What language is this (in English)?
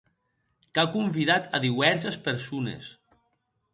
Occitan